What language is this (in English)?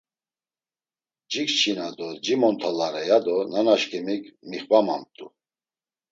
Laz